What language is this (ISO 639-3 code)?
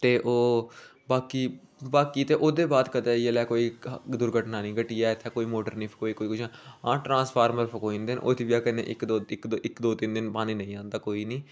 doi